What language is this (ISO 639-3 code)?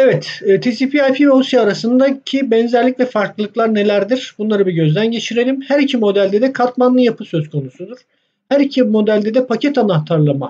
tur